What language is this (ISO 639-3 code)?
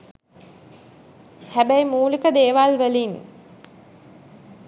sin